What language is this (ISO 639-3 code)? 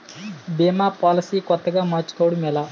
tel